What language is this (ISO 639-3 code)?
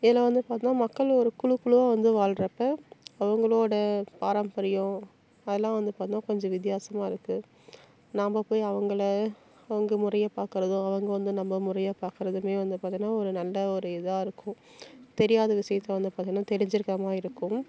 tam